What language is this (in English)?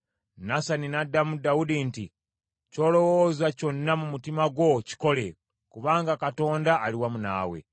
Ganda